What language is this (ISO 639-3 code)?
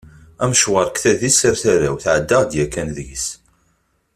kab